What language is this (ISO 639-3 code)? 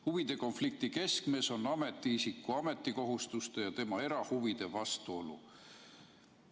est